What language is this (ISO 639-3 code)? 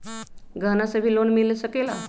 mag